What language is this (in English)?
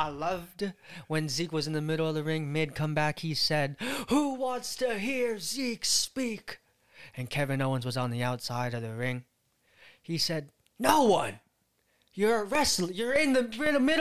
English